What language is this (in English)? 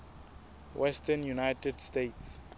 Southern Sotho